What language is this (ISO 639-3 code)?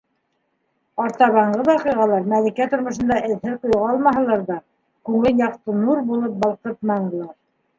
bak